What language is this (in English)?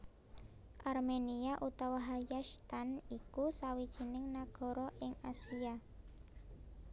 Javanese